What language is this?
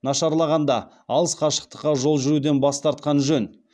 Kazakh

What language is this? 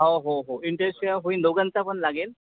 Marathi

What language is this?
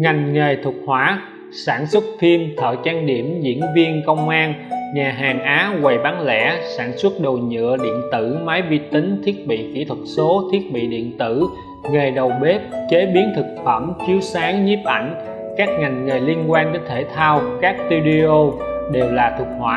Vietnamese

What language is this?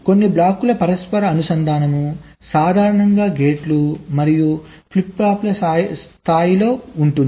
Telugu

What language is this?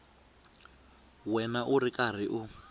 Tsonga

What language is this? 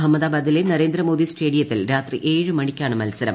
Malayalam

